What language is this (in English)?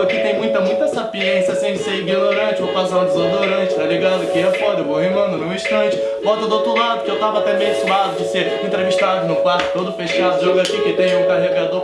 Portuguese